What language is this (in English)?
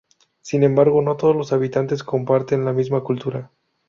Spanish